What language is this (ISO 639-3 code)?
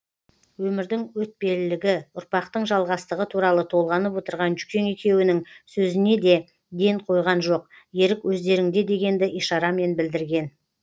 kaz